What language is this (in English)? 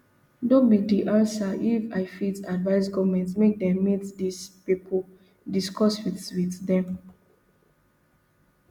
Nigerian Pidgin